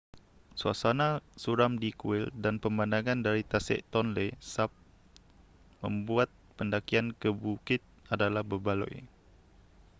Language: Malay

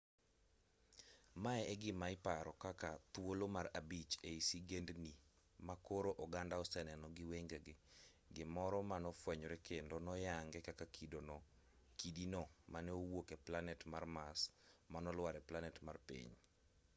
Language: Luo (Kenya and Tanzania)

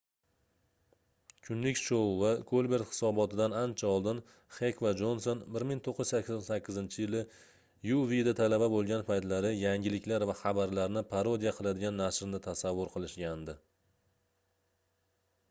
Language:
Uzbek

